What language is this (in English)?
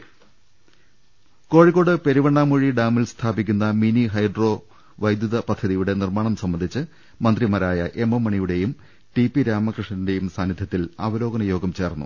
Malayalam